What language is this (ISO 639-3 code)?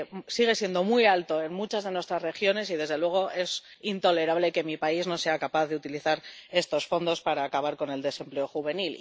spa